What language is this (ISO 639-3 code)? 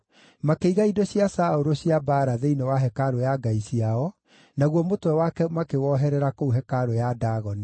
kik